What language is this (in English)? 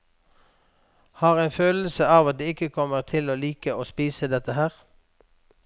Norwegian